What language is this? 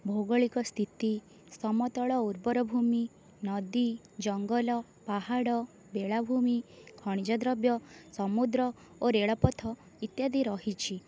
Odia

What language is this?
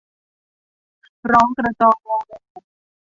Thai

